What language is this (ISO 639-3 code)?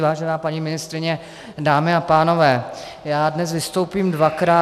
ces